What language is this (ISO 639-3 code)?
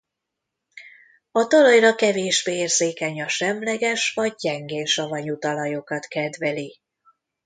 hun